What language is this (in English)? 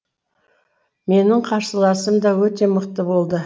Kazakh